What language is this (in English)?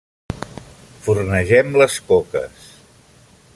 Catalan